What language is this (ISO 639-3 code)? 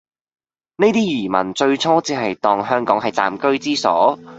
yue